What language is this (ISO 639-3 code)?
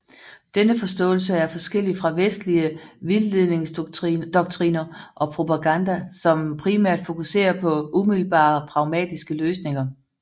dan